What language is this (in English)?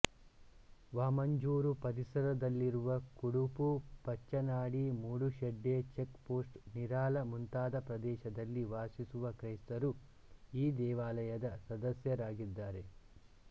Kannada